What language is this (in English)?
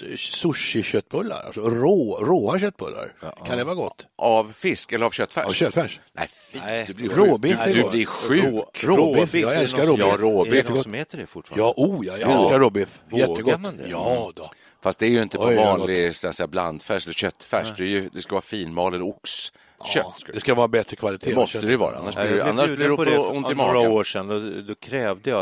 Swedish